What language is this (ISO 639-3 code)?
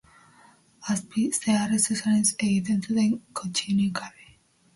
eus